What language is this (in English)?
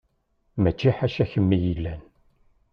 Kabyle